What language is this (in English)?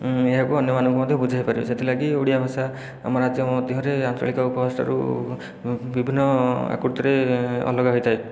Odia